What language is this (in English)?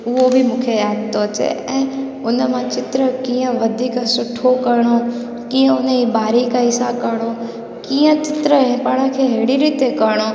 Sindhi